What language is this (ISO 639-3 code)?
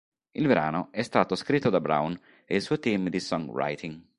ita